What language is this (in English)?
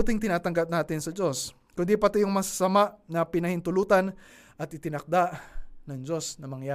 Filipino